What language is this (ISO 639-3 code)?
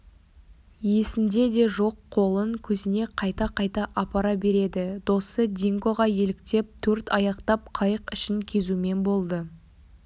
kaz